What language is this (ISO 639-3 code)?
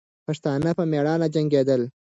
pus